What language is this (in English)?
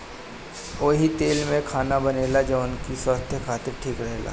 Bhojpuri